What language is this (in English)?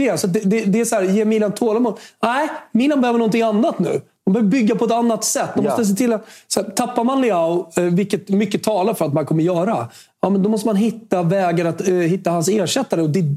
Swedish